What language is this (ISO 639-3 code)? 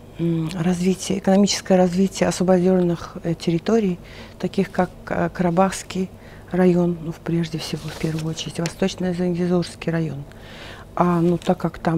rus